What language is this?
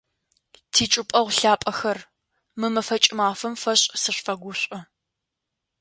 Adyghe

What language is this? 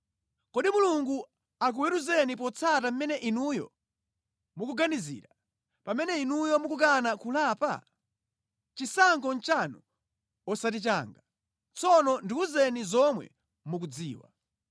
Nyanja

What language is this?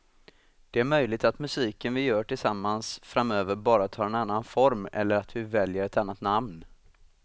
Swedish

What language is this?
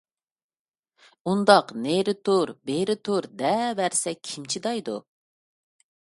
Uyghur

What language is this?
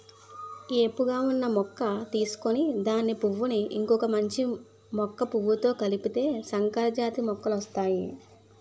Telugu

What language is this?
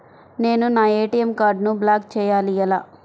Telugu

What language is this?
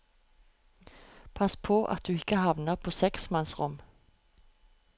Norwegian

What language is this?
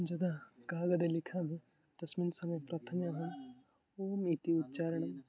Sanskrit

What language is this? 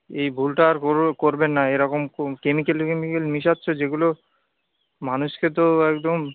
Bangla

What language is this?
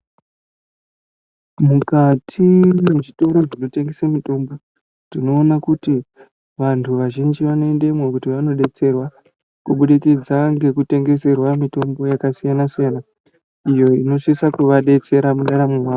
Ndau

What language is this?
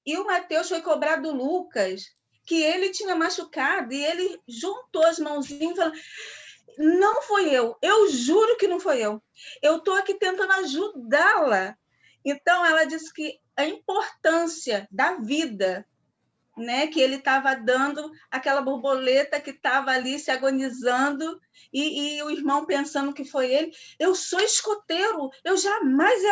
Portuguese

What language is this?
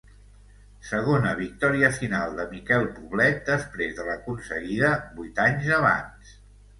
Catalan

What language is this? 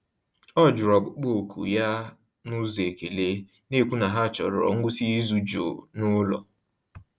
Igbo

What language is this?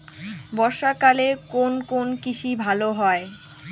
Bangla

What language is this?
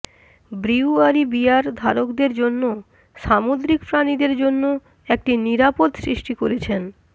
Bangla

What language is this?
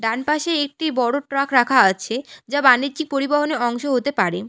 Bangla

